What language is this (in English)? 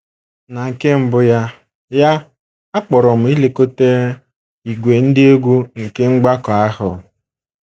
Igbo